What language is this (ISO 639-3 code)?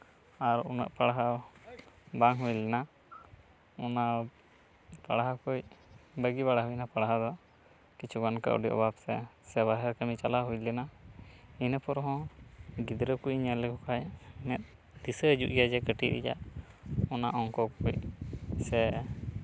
sat